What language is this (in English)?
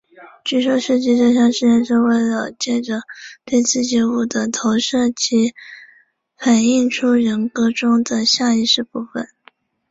Chinese